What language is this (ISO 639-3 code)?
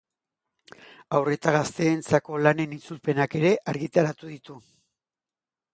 eus